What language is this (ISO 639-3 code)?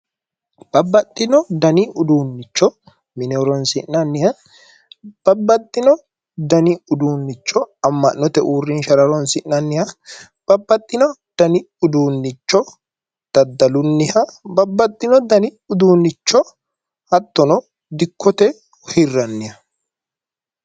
sid